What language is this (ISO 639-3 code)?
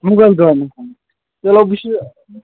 kas